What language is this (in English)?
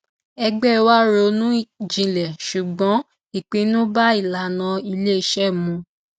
Yoruba